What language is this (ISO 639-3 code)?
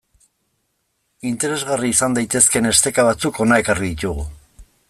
eus